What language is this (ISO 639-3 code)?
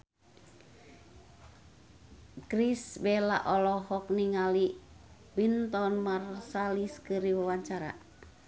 sun